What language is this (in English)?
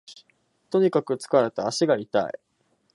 Japanese